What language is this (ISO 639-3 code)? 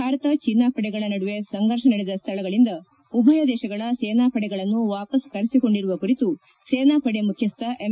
kan